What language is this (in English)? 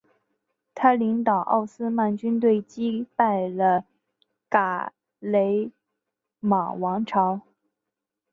Chinese